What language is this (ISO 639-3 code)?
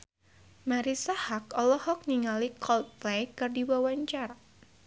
sun